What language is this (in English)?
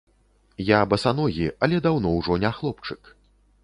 Belarusian